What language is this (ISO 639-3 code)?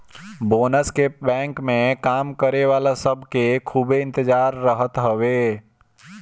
bho